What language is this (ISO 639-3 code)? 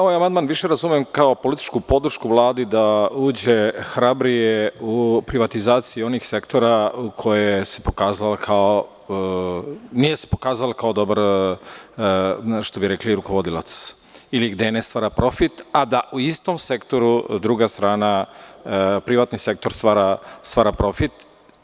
srp